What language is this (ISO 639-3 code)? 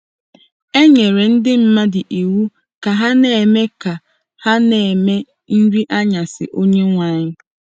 ibo